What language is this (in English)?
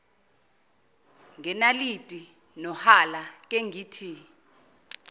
Zulu